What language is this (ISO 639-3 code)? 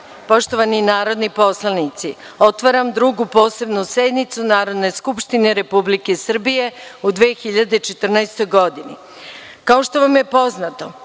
srp